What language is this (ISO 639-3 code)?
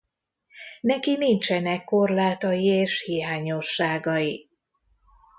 hun